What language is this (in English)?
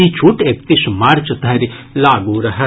Maithili